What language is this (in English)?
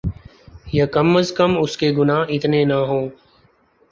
Urdu